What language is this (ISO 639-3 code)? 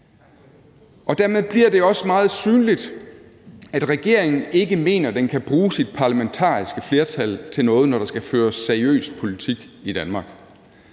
dan